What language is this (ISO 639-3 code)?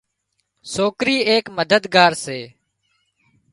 kxp